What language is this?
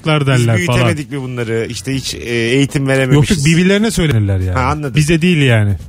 Turkish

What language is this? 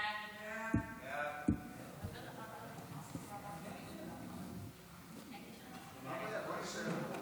Hebrew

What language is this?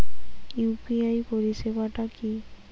Bangla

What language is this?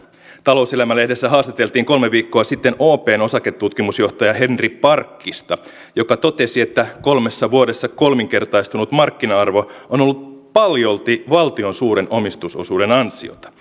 Finnish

